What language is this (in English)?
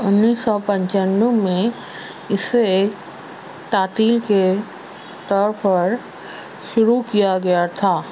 Urdu